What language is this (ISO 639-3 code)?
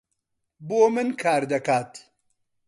ckb